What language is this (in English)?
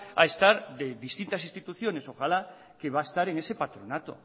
Spanish